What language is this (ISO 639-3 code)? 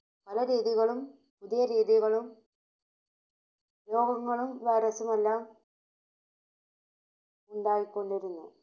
mal